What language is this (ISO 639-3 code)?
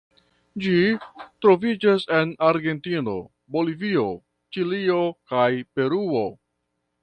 epo